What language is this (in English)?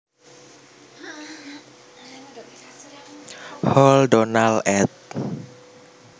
Javanese